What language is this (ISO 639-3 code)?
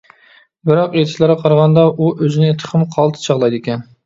uig